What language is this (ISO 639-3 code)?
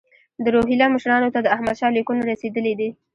pus